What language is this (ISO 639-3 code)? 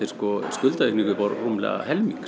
isl